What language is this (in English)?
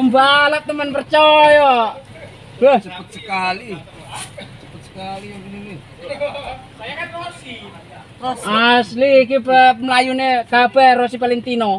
Indonesian